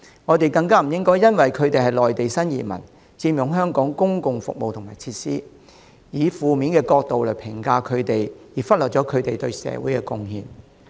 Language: Cantonese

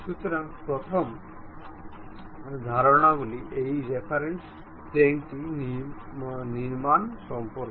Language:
Bangla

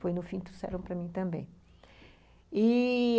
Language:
Portuguese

